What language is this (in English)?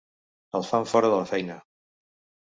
Catalan